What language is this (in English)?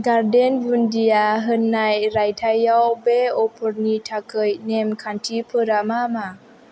Bodo